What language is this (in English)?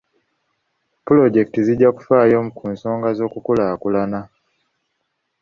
Ganda